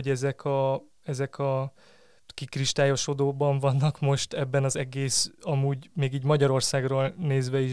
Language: Hungarian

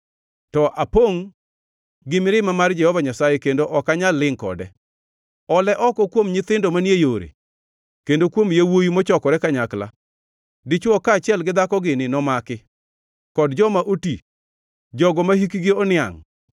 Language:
Luo (Kenya and Tanzania)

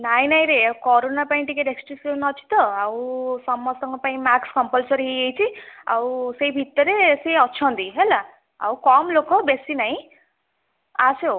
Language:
Odia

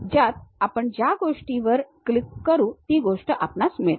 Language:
Marathi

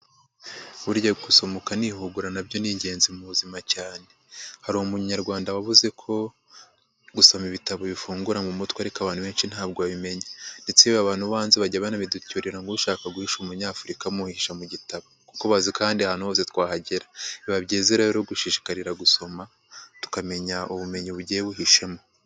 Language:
Kinyarwanda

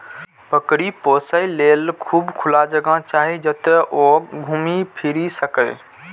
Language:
Maithili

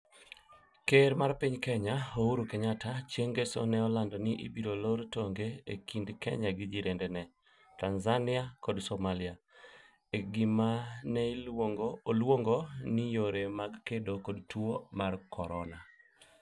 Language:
Luo (Kenya and Tanzania)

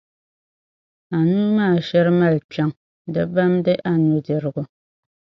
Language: Dagbani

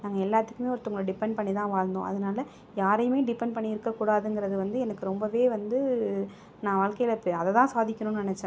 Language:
Tamil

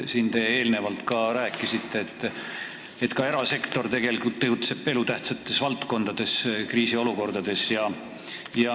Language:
Estonian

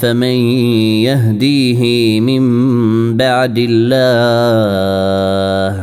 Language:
Arabic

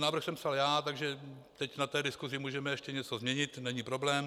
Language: Czech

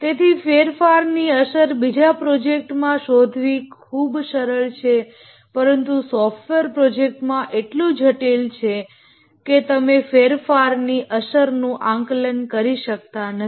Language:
Gujarati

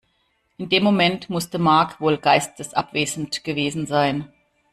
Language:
German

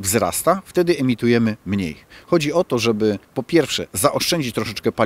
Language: Polish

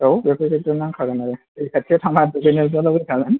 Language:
Bodo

